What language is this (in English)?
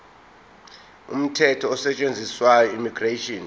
Zulu